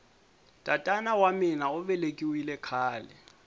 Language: Tsonga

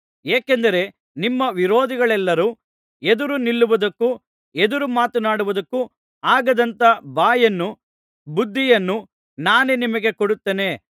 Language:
Kannada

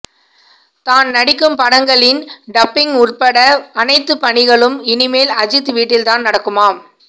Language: Tamil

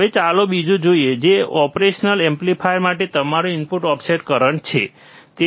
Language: Gujarati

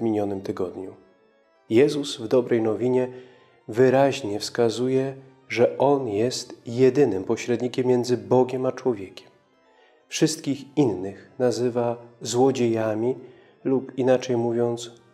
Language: Polish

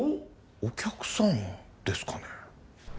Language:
Japanese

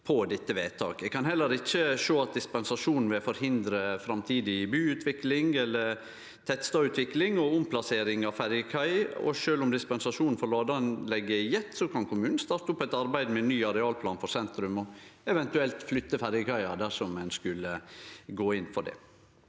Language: Norwegian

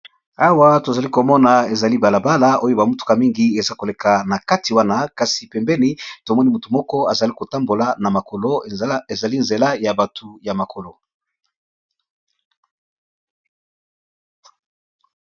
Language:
Lingala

